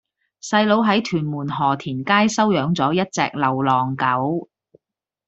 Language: Cantonese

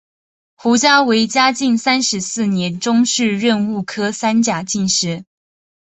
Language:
Chinese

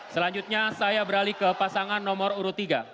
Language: Indonesian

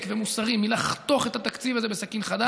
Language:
Hebrew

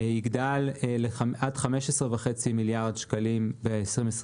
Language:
Hebrew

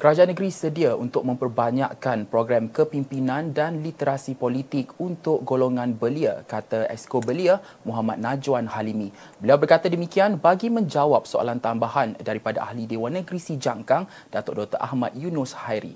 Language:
Malay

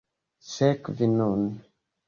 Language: Esperanto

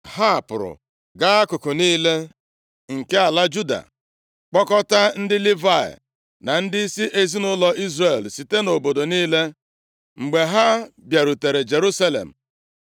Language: Igbo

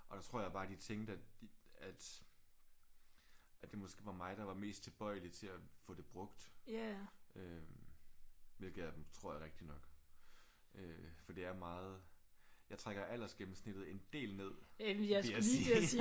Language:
Danish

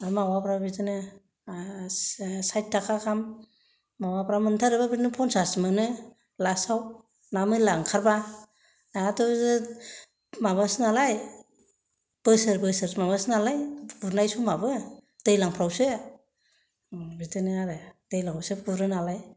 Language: Bodo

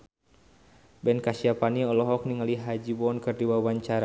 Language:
Sundanese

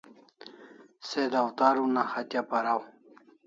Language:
Kalasha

